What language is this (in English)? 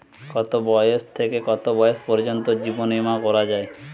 Bangla